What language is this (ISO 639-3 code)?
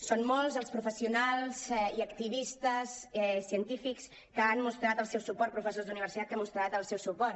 cat